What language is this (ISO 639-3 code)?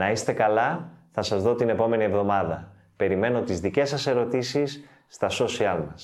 ell